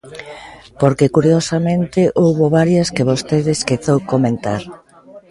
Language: Galician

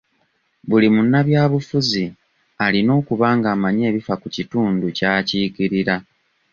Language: Ganda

